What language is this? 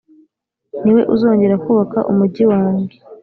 Kinyarwanda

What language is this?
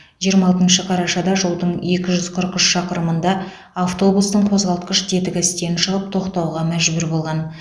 Kazakh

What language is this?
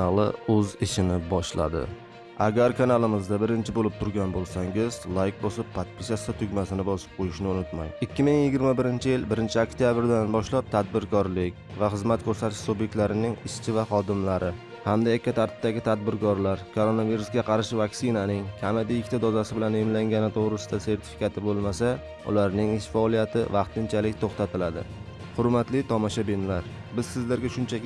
Turkish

